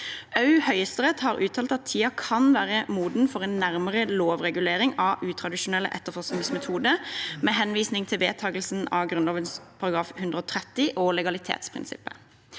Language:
Norwegian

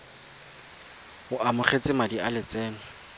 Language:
Tswana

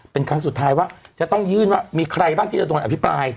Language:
Thai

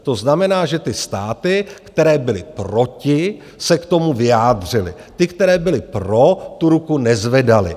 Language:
Czech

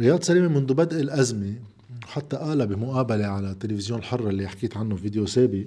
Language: Arabic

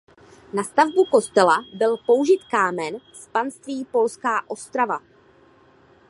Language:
Czech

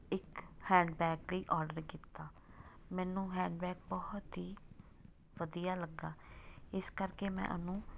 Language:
Punjabi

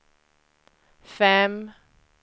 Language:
Swedish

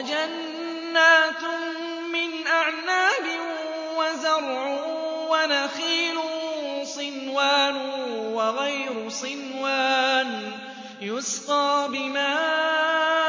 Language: Arabic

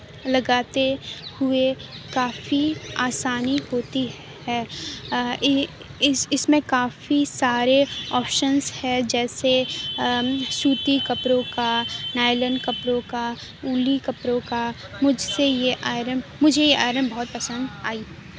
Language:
Urdu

